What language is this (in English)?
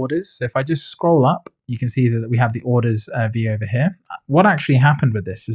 English